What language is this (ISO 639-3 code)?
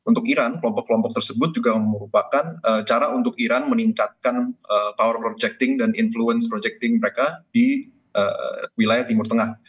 ind